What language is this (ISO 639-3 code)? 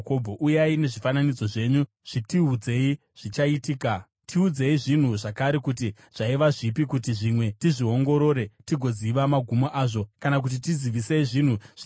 sna